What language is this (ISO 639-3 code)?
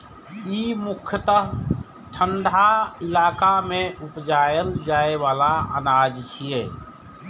mai